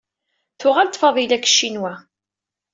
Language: Kabyle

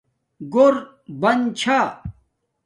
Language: Domaaki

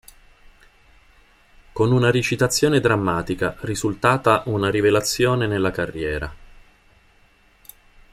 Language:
Italian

